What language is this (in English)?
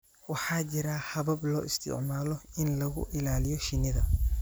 Somali